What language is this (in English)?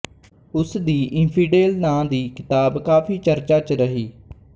Punjabi